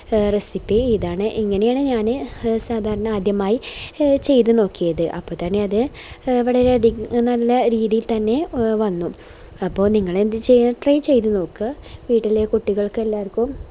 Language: Malayalam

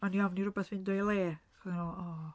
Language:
Welsh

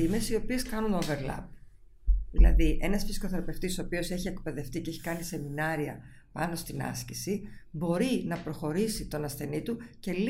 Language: Greek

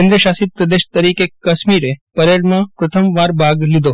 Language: Gujarati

